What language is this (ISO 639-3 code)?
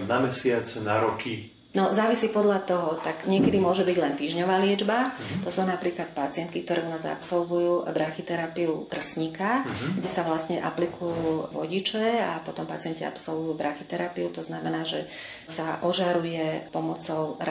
slk